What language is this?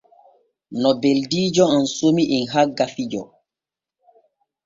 Borgu Fulfulde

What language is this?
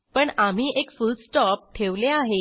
Marathi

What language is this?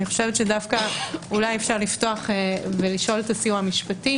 Hebrew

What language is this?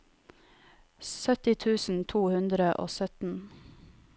Norwegian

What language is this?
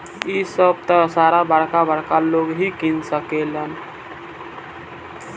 Bhojpuri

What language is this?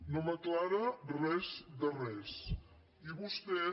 Catalan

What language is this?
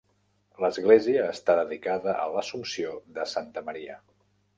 Catalan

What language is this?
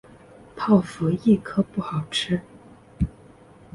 Chinese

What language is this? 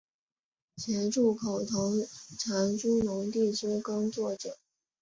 Chinese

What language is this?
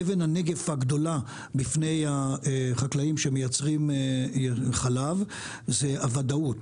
Hebrew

